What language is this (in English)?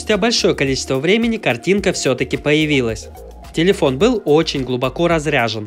Russian